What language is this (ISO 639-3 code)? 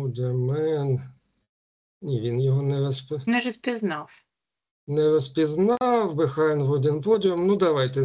ukr